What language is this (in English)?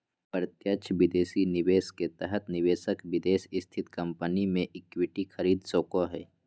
Magahi